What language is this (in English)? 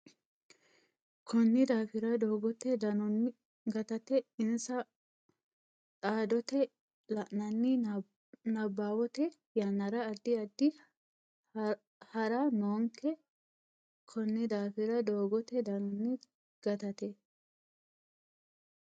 Sidamo